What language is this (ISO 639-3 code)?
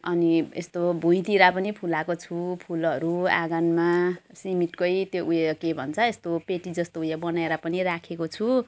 nep